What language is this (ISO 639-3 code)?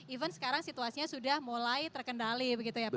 ind